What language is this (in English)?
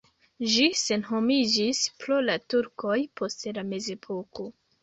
Esperanto